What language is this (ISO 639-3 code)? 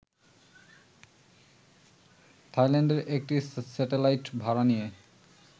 ben